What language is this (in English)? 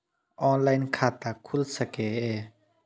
Maithili